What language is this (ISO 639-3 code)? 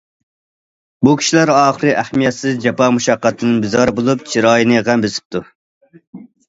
uig